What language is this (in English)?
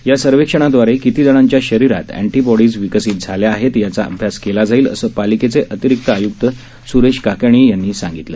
Marathi